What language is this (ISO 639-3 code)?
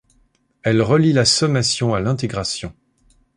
fra